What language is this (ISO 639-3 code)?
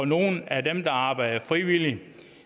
dan